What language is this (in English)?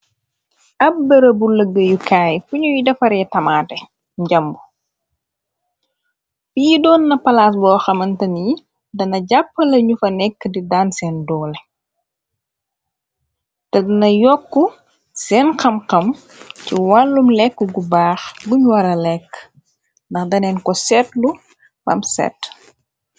Wolof